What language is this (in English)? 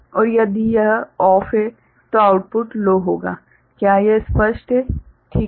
Hindi